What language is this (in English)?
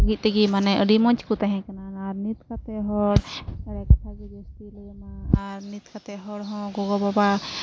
Santali